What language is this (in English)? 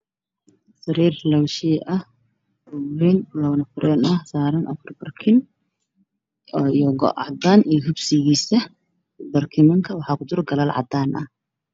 Somali